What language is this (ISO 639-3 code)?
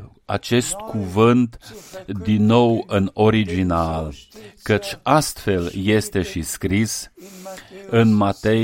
ron